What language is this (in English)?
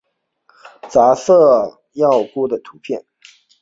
Chinese